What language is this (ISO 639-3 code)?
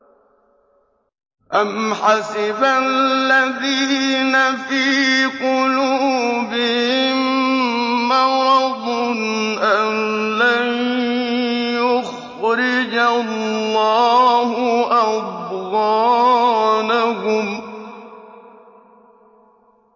ara